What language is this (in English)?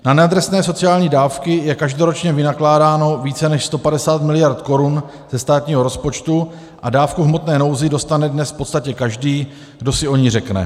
Czech